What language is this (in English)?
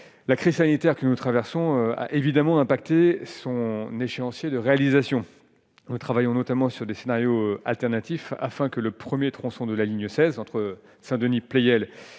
French